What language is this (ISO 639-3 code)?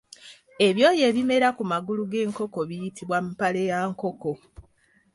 lug